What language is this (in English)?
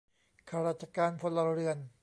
Thai